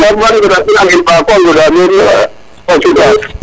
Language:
Serer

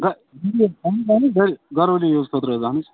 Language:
Kashmiri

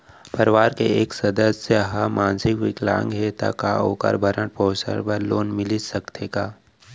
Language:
Chhattisgarhi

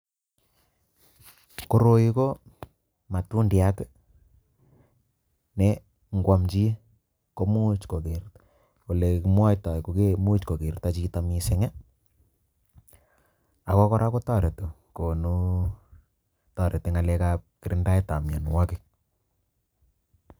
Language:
Kalenjin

